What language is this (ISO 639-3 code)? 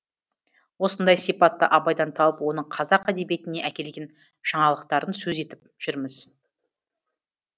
kaz